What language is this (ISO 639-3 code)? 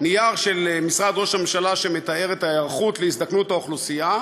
heb